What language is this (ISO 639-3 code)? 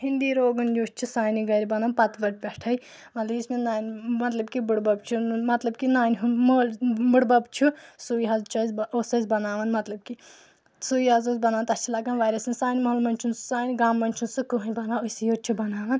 kas